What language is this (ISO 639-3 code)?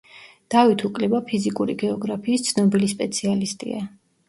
kat